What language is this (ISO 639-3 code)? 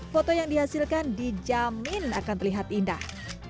ind